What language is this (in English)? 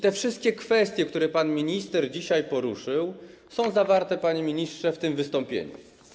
Polish